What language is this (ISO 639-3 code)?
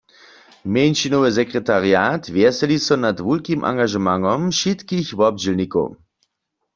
hsb